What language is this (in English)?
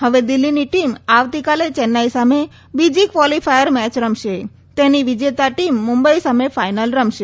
Gujarati